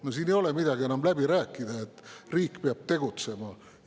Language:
Estonian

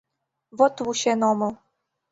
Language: Mari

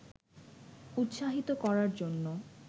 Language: Bangla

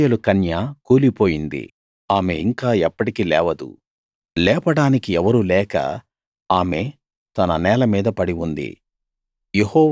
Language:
Telugu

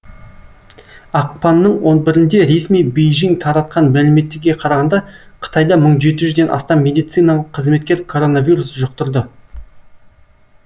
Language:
Kazakh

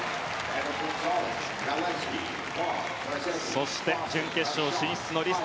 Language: Japanese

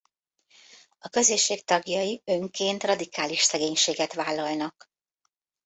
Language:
Hungarian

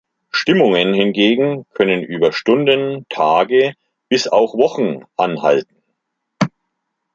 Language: German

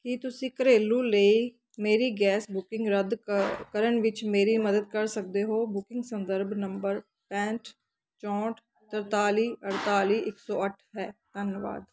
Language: Punjabi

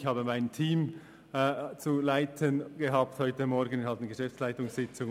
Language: Swiss German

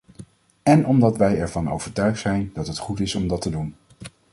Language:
Dutch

